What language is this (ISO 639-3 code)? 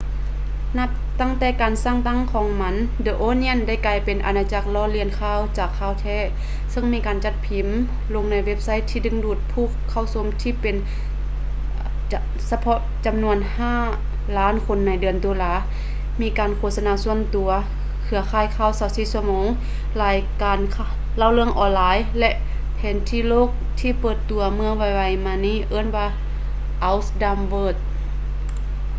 lao